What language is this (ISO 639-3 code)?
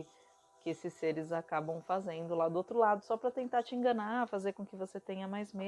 por